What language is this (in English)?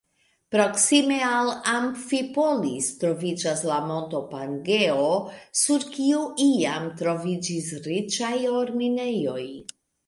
Esperanto